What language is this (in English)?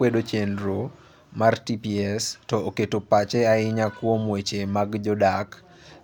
Luo (Kenya and Tanzania)